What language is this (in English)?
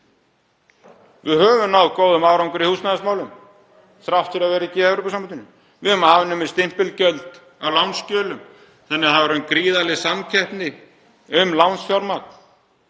Icelandic